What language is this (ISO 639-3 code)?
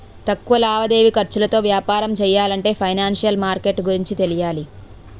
tel